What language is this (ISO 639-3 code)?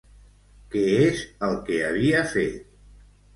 cat